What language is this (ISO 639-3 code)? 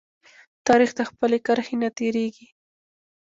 pus